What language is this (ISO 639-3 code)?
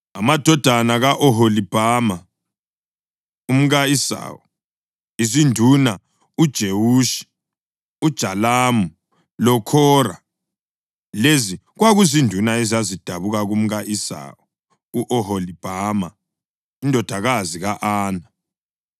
nde